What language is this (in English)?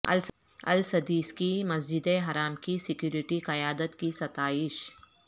Urdu